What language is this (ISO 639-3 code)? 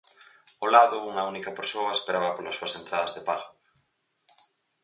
glg